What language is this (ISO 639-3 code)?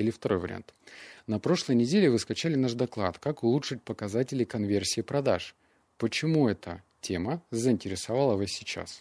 rus